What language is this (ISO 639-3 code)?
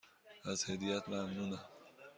fas